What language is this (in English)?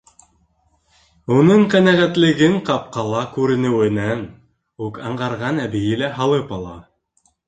Bashkir